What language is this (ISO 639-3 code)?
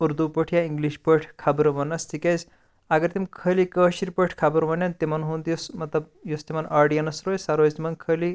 kas